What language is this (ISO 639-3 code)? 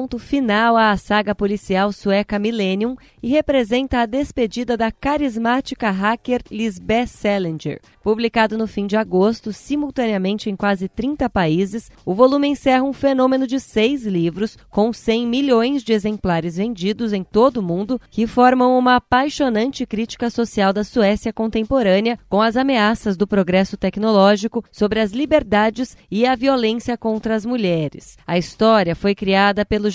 por